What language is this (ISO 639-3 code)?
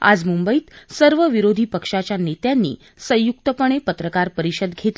mar